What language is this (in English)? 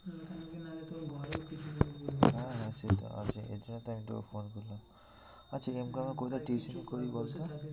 Bangla